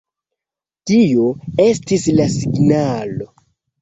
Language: Esperanto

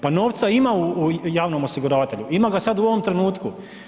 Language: Croatian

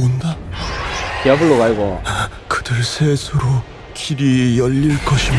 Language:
Korean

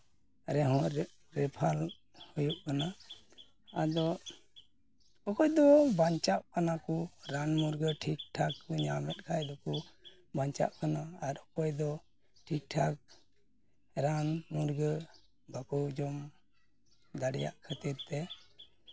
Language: Santali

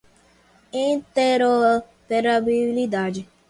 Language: Portuguese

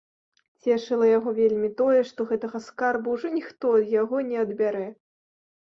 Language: Belarusian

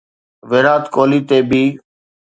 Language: Sindhi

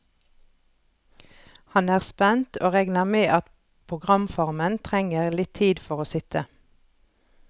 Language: Norwegian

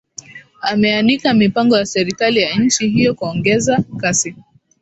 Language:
Swahili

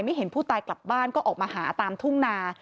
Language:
Thai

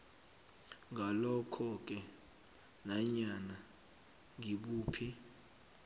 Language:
South Ndebele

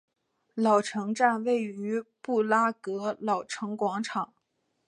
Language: Chinese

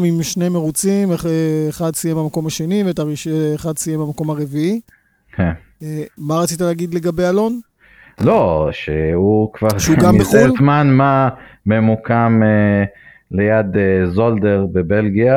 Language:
Hebrew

